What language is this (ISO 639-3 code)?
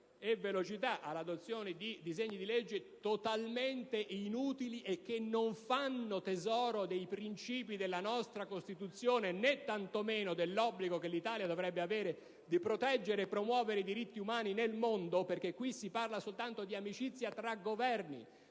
ita